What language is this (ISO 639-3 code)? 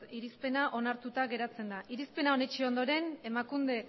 eus